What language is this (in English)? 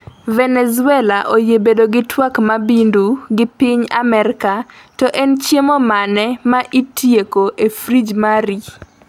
Luo (Kenya and Tanzania)